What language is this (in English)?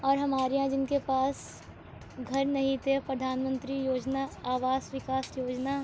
Urdu